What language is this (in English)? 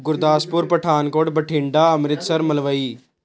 Punjabi